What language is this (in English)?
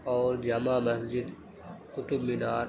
Urdu